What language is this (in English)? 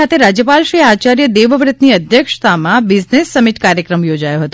Gujarati